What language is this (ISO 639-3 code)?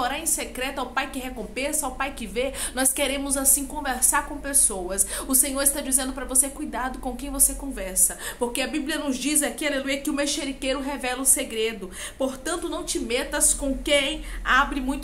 por